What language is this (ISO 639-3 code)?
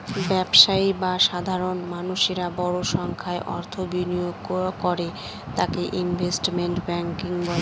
ben